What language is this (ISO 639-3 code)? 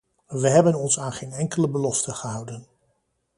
nld